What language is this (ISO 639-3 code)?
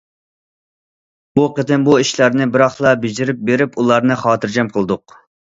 uig